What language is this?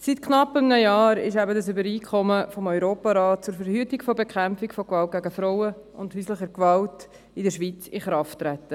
Swiss German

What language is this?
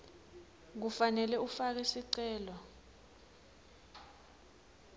Swati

